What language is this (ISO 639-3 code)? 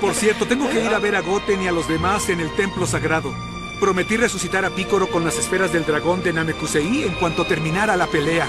spa